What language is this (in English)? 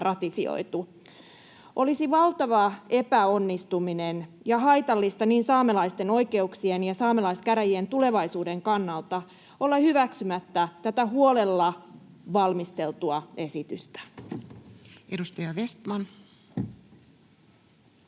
Finnish